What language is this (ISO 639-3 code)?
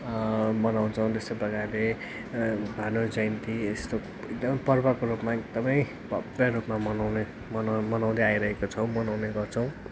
nep